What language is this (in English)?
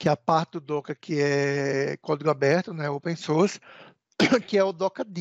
Portuguese